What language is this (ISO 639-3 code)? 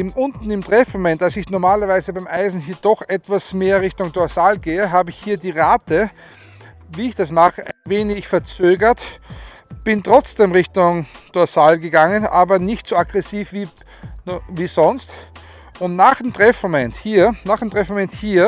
deu